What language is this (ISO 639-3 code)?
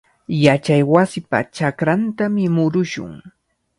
qvl